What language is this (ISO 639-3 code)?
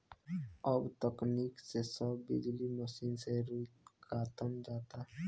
bho